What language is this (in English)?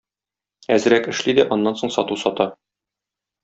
Tatar